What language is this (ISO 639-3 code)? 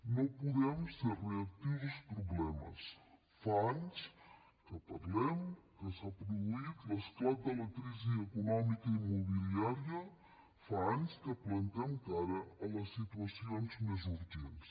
cat